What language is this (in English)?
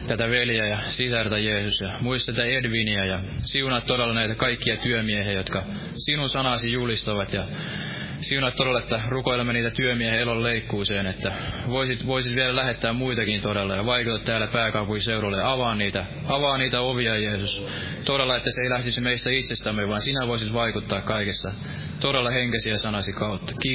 Finnish